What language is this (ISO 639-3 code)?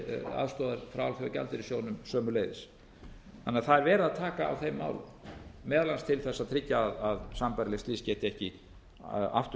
isl